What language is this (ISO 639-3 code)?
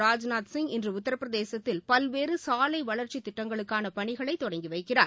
tam